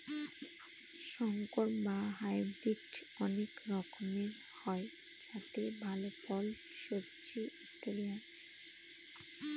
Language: Bangla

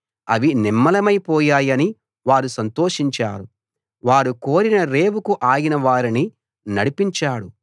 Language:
Telugu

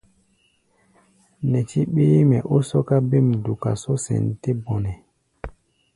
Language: Gbaya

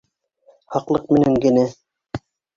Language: Bashkir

